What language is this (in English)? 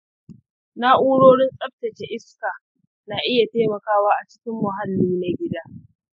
Hausa